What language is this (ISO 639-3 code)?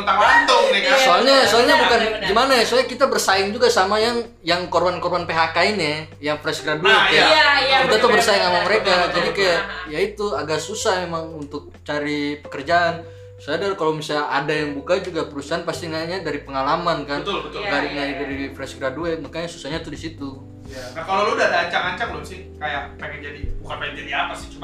ind